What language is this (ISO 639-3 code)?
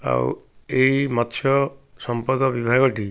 ori